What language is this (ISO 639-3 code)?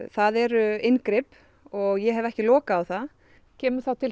isl